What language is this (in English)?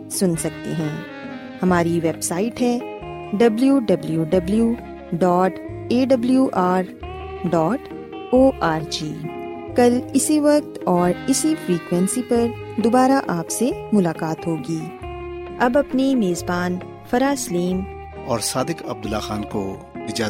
Urdu